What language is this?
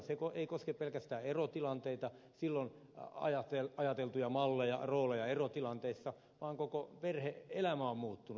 Finnish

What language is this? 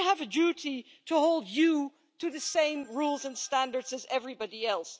English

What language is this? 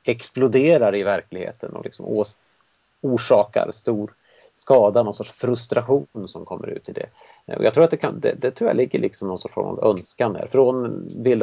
Swedish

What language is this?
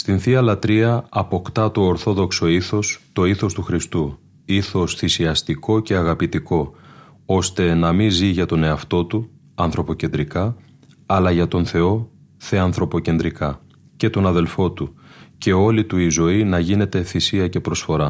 Greek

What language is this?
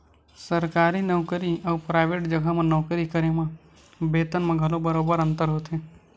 Chhattisgarhi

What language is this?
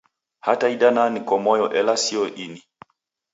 Taita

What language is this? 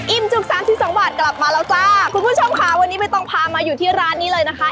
Thai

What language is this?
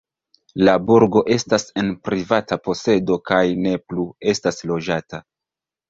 Esperanto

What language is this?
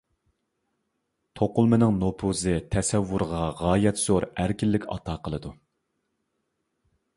Uyghur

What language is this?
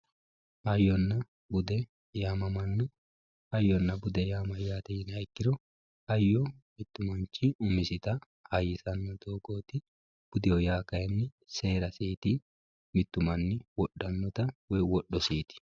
Sidamo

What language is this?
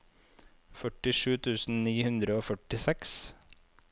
Norwegian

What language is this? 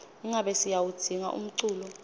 Swati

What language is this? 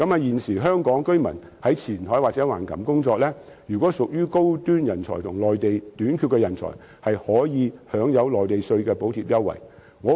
Cantonese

